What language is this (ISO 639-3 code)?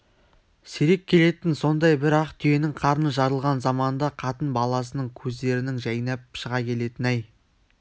kaz